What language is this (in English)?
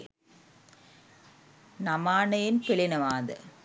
Sinhala